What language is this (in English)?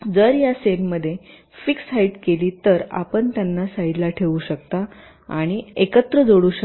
Marathi